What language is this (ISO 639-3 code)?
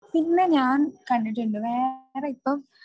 mal